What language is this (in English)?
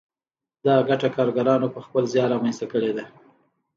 Pashto